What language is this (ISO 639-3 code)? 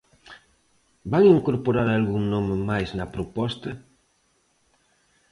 glg